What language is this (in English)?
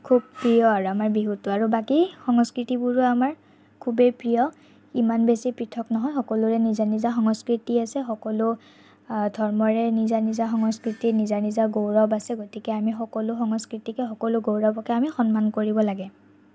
Assamese